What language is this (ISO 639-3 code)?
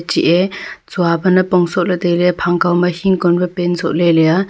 nnp